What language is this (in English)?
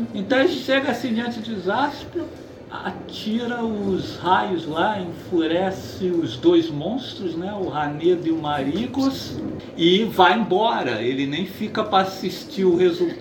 Portuguese